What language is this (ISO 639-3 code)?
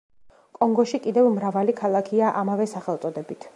kat